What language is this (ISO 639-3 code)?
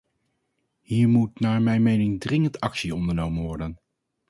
nld